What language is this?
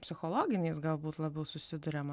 Lithuanian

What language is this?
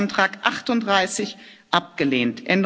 German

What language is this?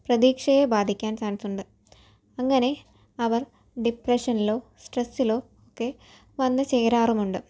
Malayalam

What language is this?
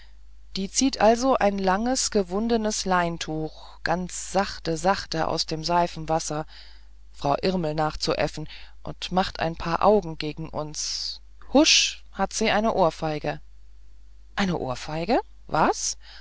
German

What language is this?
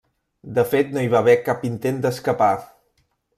Catalan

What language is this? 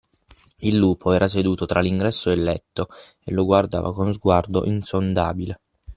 Italian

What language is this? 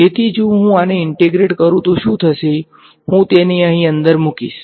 Gujarati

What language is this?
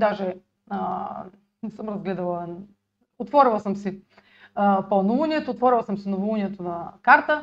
Bulgarian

